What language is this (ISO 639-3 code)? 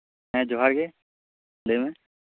sat